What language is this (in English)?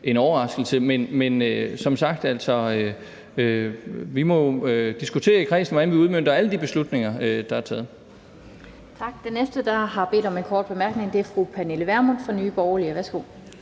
Danish